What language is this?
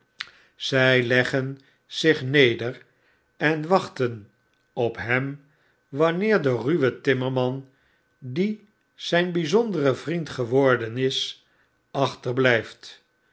Dutch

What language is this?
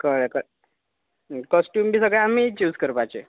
Konkani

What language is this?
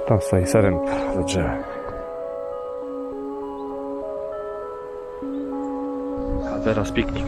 Polish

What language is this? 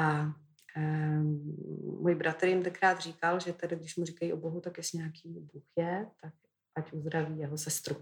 Czech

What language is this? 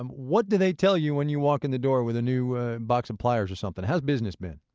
English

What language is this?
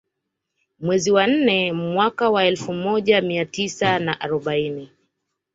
Swahili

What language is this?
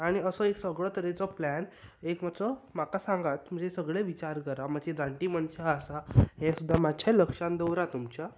Konkani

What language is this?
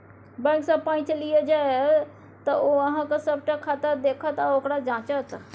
Maithili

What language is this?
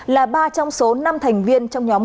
Vietnamese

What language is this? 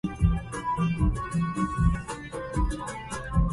Arabic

